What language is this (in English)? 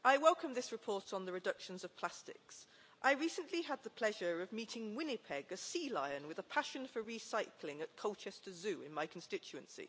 English